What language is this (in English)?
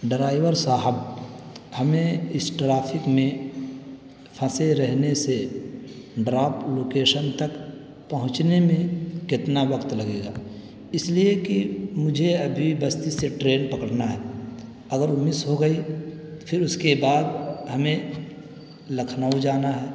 Urdu